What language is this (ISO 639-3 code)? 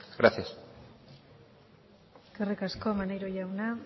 eus